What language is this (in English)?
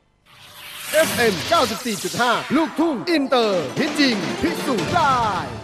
Thai